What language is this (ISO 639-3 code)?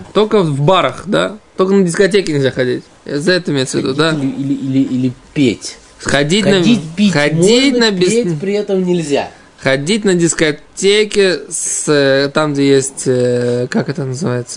rus